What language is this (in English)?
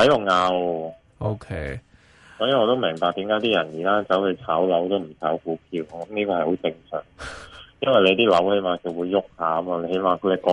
Chinese